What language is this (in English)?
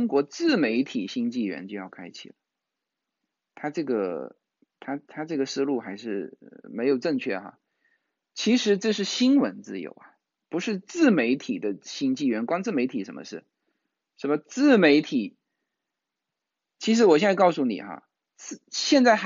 Chinese